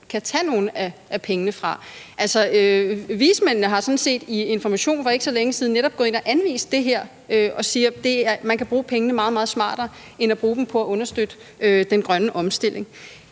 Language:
Danish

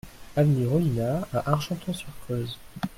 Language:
French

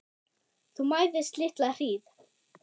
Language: Icelandic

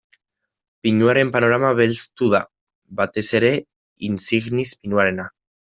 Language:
Basque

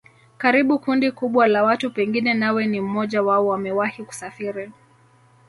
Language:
Swahili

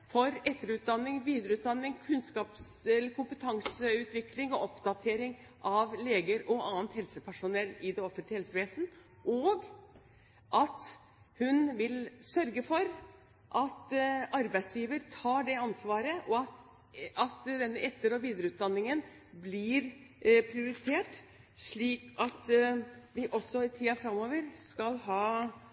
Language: Norwegian Bokmål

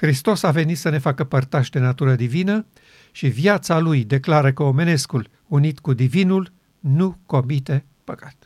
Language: Romanian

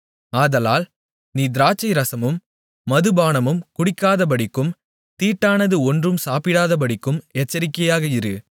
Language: Tamil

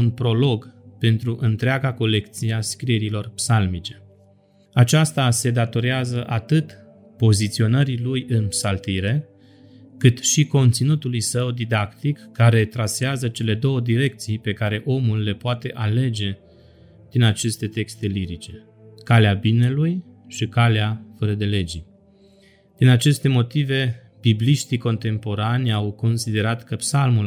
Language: Romanian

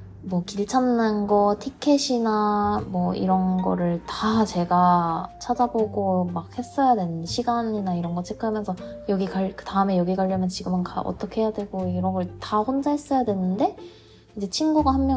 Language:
Korean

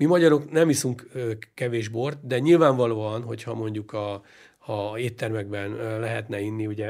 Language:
Hungarian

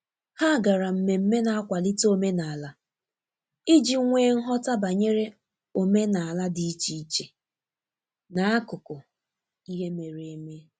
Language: Igbo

